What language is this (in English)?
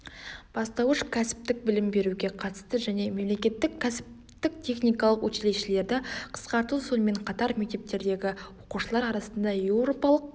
Kazakh